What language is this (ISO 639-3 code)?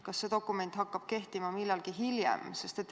est